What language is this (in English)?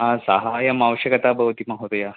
Sanskrit